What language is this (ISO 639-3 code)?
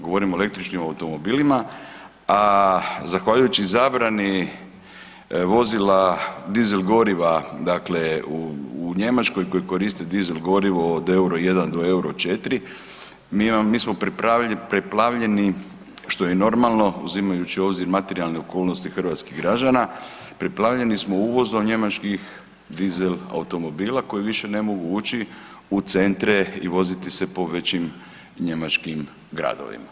hrv